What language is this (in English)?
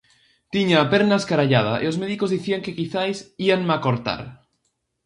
Galician